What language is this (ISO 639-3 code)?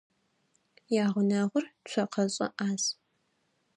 ady